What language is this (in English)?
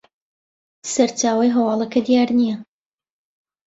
Central Kurdish